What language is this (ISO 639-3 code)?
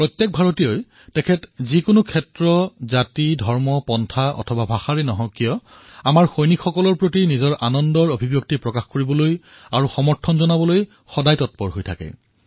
asm